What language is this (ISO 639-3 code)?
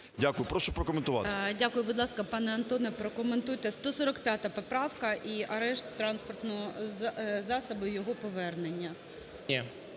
ukr